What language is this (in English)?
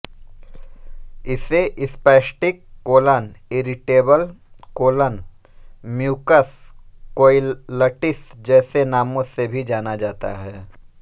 Hindi